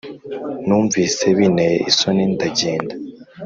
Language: Kinyarwanda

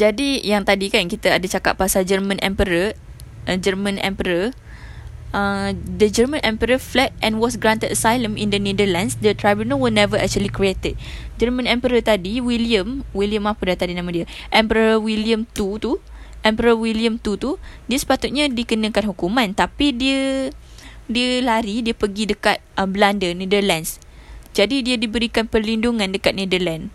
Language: Malay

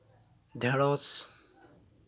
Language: Santali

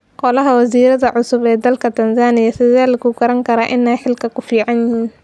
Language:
Somali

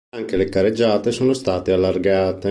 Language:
Italian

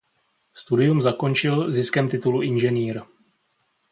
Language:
Czech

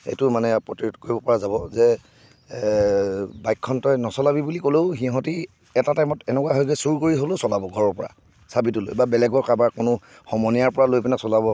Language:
Assamese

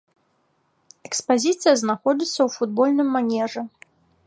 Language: Belarusian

